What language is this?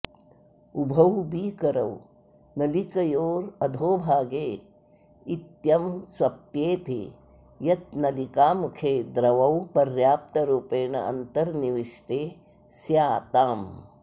Sanskrit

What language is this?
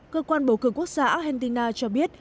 Vietnamese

